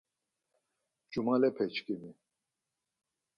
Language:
Laz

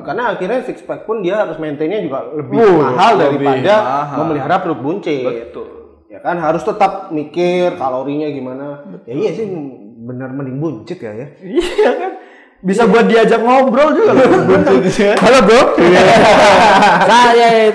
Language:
Indonesian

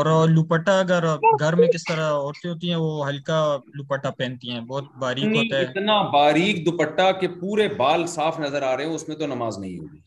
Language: Urdu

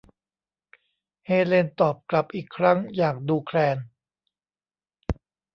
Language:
Thai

